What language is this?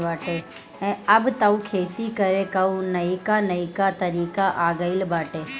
Bhojpuri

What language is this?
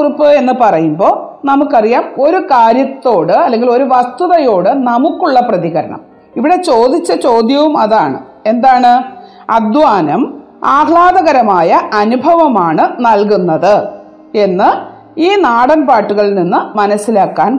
Malayalam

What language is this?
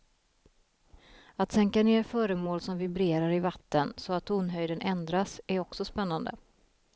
Swedish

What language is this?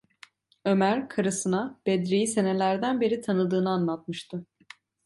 Turkish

